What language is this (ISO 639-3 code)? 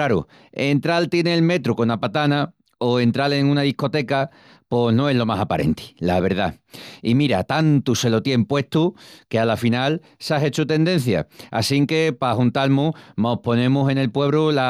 ext